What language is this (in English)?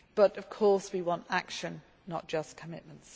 English